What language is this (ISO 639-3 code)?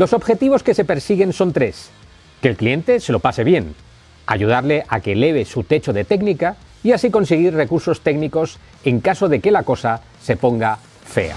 spa